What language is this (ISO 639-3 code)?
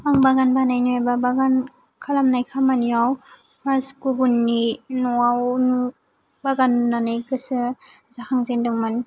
brx